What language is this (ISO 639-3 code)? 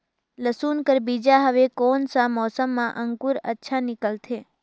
hne